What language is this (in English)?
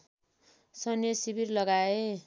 Nepali